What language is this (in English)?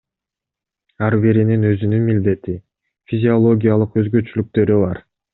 Kyrgyz